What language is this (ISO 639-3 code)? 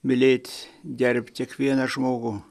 lit